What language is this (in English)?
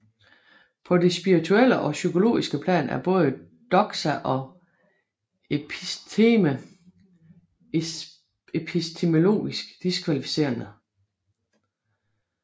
Danish